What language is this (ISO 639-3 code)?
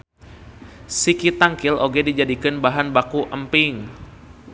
sun